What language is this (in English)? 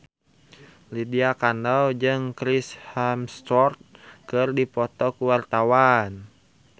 Sundanese